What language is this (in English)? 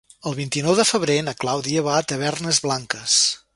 Catalan